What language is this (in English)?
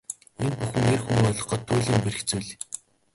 Mongolian